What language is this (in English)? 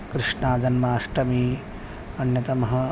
Sanskrit